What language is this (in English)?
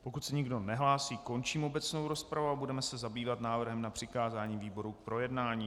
Czech